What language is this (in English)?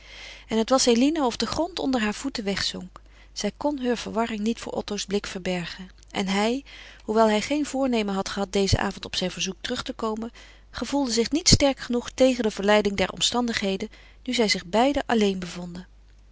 Dutch